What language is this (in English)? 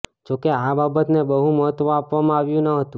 Gujarati